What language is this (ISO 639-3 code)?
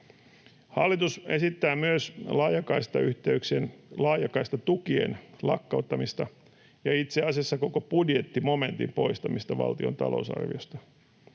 fin